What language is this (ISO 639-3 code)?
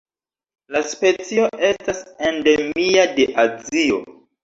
epo